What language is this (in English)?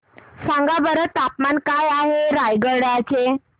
Marathi